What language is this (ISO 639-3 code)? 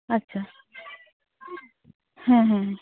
sat